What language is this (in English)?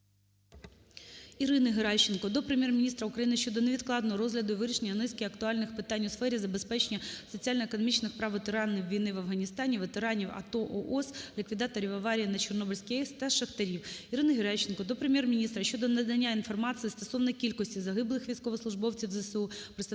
Ukrainian